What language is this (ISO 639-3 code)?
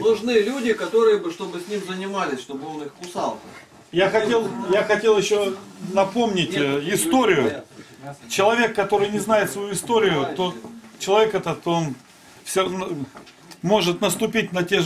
rus